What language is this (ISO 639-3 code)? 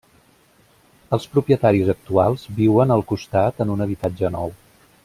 cat